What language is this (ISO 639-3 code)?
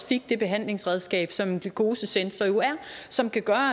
dan